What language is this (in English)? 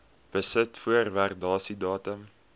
Afrikaans